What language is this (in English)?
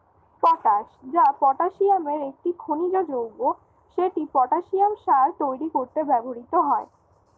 Bangla